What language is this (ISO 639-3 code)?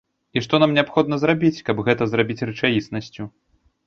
bel